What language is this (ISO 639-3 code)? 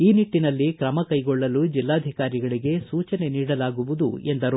kan